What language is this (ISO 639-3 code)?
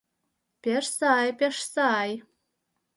chm